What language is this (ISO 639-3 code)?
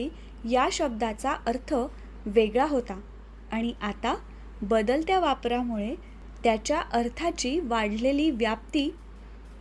mar